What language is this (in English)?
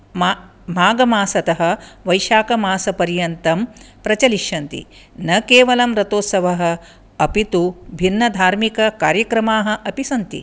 Sanskrit